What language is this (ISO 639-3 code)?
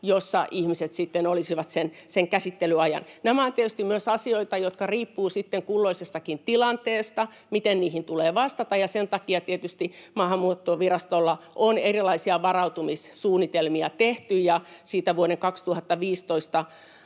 fin